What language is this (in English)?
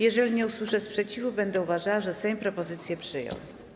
Polish